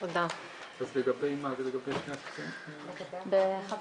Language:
Hebrew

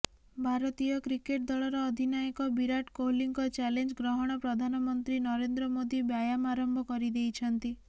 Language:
Odia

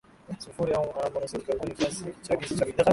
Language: Swahili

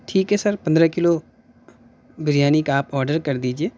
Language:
Urdu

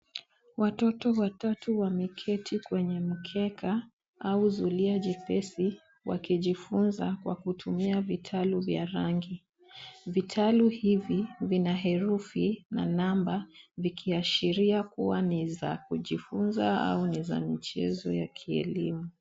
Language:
Swahili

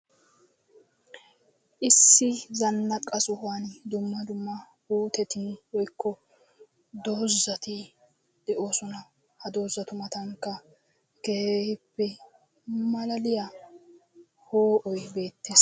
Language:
Wolaytta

